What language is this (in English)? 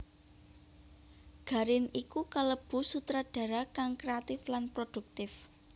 Javanese